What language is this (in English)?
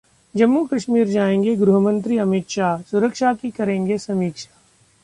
Hindi